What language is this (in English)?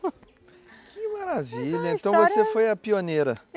Portuguese